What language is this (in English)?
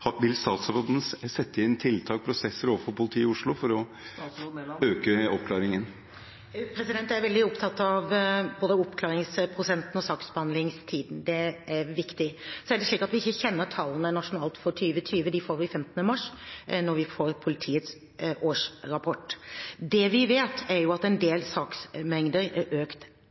Norwegian Bokmål